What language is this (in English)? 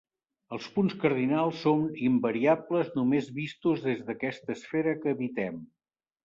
Catalan